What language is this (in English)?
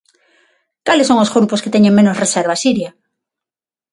Galician